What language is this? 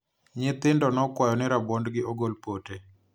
Luo (Kenya and Tanzania)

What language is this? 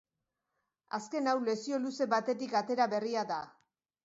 Basque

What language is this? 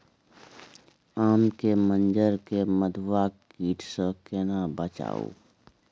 Maithili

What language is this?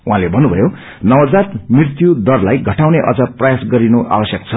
Nepali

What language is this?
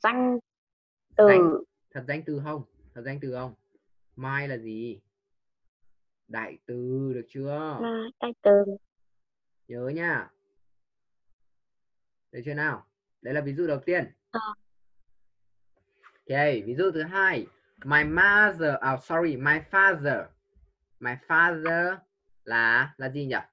Vietnamese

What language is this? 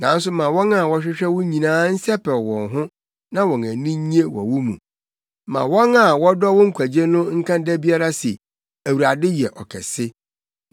Akan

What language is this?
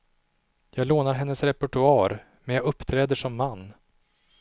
Swedish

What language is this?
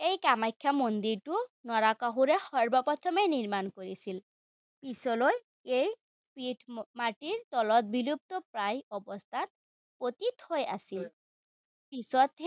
Assamese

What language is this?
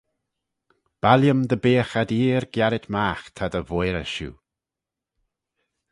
Manx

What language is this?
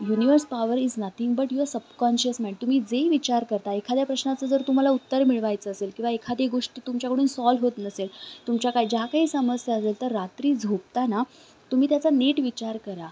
Marathi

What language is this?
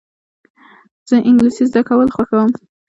Pashto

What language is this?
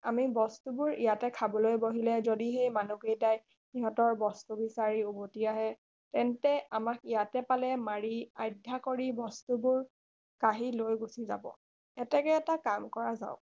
Assamese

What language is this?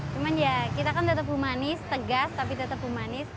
Indonesian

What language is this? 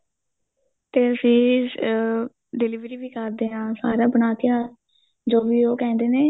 Punjabi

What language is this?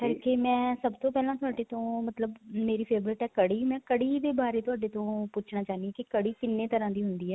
Punjabi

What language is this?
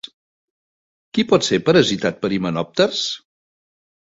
Catalan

